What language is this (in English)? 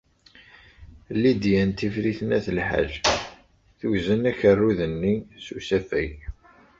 Kabyle